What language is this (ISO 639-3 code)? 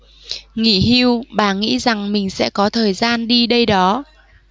vie